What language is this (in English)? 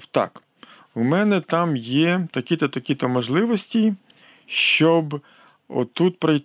Ukrainian